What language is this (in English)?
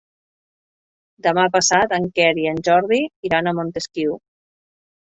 Catalan